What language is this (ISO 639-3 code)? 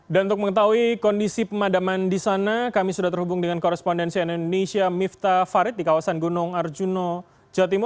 ind